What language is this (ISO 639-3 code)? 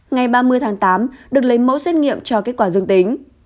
vie